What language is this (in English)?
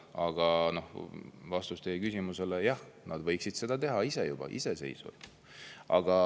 Estonian